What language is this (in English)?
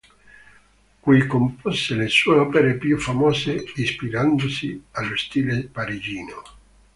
Italian